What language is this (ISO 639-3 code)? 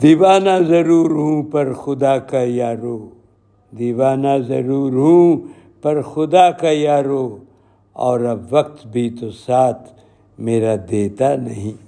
urd